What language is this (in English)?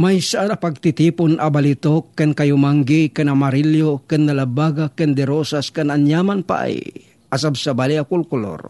Filipino